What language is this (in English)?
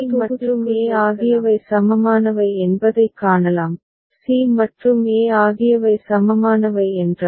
Tamil